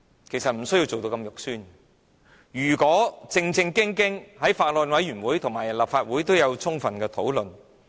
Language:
Cantonese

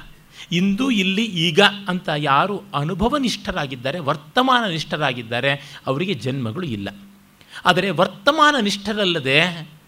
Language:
Kannada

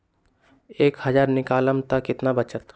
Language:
Magahi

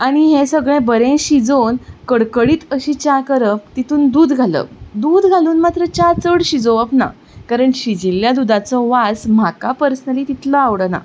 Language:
Konkani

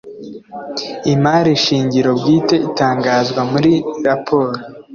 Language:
Kinyarwanda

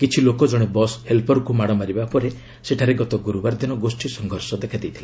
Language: Odia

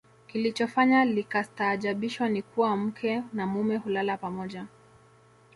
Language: Swahili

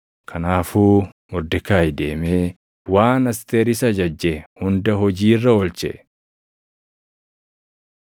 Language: Oromo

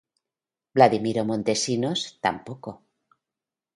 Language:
Spanish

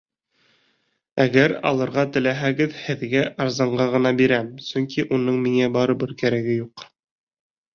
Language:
Bashkir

